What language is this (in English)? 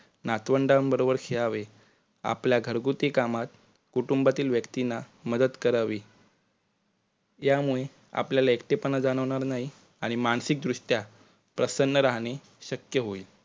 Marathi